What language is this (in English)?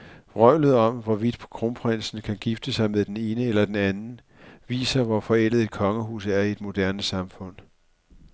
Danish